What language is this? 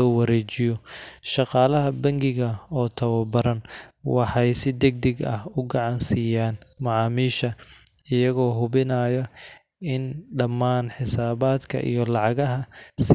Somali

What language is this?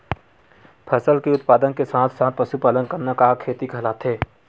Chhattisgarhi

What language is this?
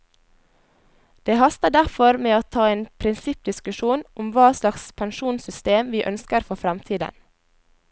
Norwegian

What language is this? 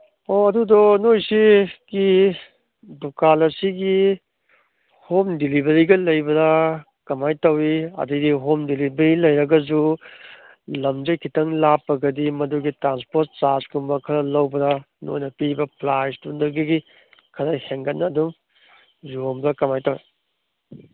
Manipuri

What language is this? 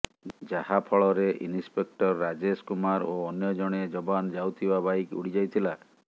Odia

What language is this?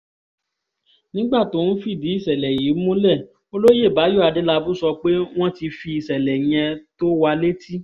Yoruba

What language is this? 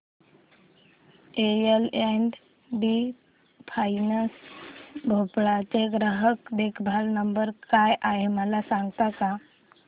Marathi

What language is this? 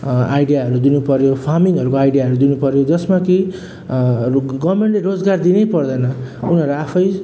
Nepali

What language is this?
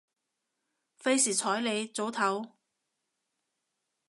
Cantonese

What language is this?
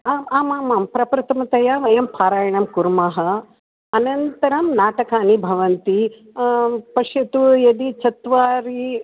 Sanskrit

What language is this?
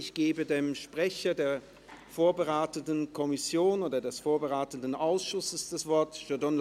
Swiss German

